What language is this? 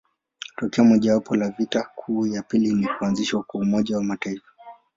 Swahili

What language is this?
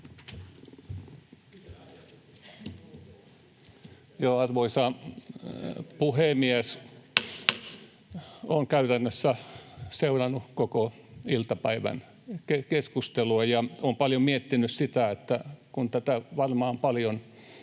Finnish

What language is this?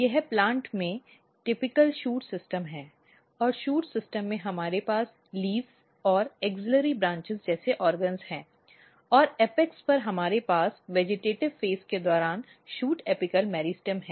Hindi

